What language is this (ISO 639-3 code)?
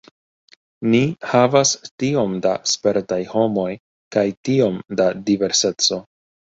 epo